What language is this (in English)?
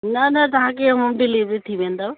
Sindhi